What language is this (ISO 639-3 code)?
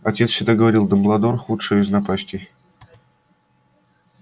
rus